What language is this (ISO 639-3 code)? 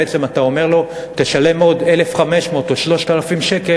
heb